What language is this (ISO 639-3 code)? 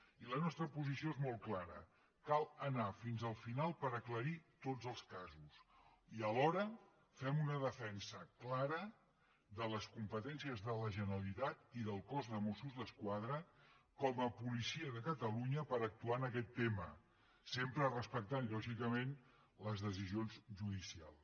cat